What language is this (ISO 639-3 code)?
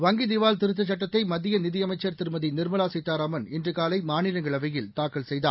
tam